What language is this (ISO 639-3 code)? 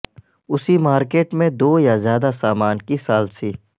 urd